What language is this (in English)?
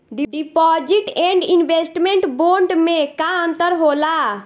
Bhojpuri